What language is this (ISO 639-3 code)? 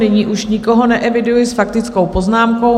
ces